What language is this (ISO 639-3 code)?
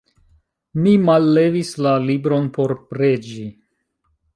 epo